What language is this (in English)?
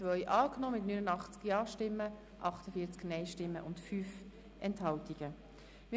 Swiss German